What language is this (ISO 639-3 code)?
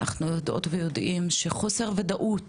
heb